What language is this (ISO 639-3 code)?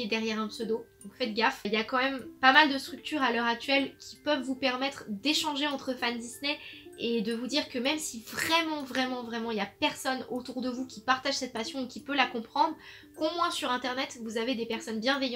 fra